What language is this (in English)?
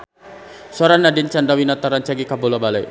Sundanese